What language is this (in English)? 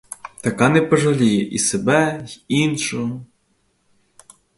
Ukrainian